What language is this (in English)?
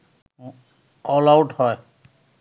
Bangla